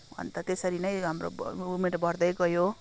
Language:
Nepali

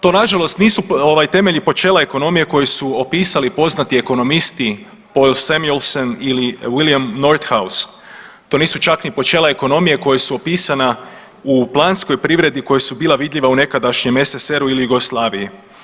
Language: Croatian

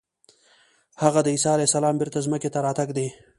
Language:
Pashto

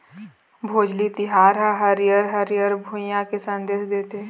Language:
Chhattisgarhi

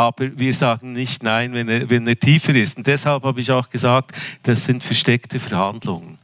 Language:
German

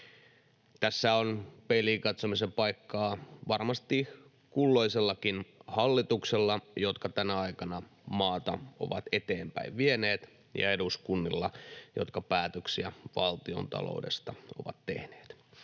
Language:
Finnish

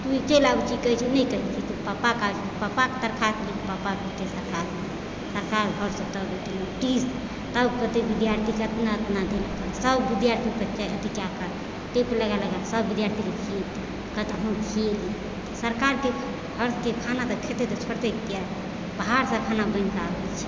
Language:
Maithili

